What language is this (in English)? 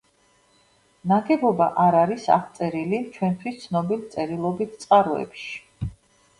Georgian